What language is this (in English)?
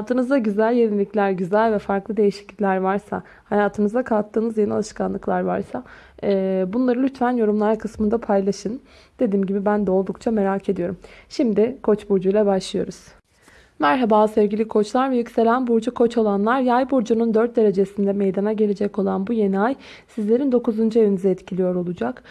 Turkish